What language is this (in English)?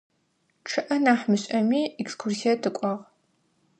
Adyghe